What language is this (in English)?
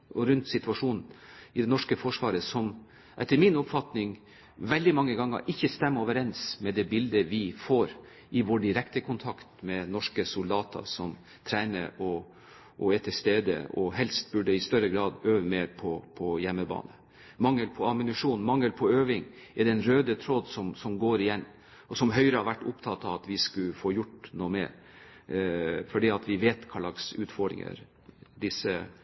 Norwegian Bokmål